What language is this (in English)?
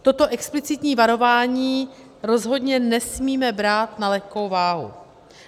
Czech